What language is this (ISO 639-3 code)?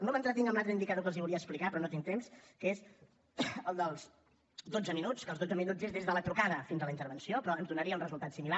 cat